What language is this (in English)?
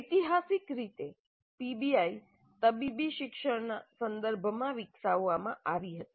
Gujarati